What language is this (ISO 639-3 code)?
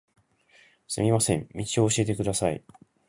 jpn